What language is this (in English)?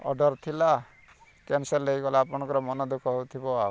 Odia